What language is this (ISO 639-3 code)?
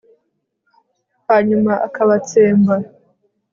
kin